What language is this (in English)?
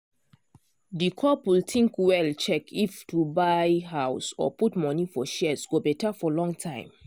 Nigerian Pidgin